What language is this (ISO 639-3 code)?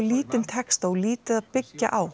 isl